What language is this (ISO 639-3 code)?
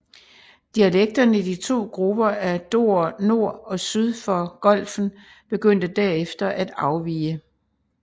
dan